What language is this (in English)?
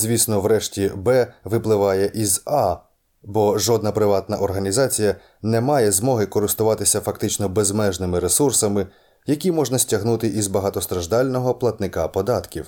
Ukrainian